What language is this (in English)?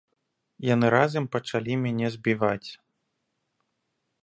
Belarusian